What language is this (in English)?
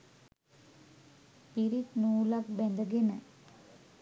Sinhala